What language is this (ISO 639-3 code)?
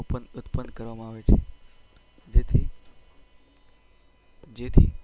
guj